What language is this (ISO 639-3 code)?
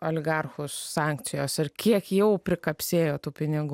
lit